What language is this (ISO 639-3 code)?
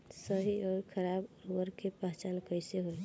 bho